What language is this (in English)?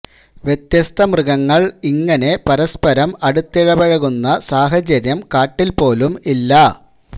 Malayalam